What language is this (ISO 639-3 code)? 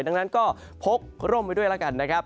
tha